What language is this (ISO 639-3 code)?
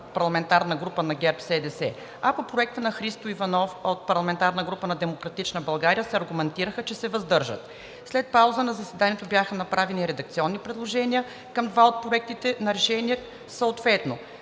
bul